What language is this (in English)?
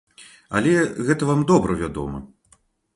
Belarusian